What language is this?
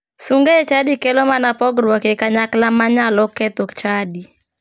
Luo (Kenya and Tanzania)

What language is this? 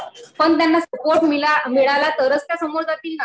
Marathi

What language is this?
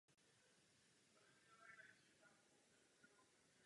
Czech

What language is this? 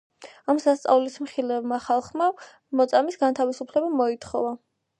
Georgian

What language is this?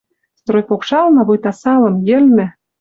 Western Mari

